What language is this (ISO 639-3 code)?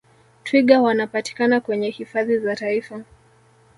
swa